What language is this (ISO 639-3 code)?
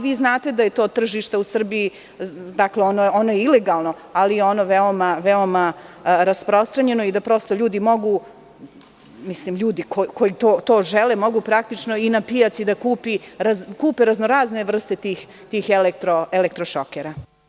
srp